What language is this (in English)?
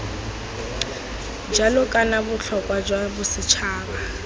Tswana